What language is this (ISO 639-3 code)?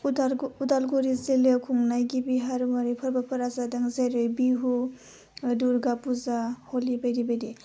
brx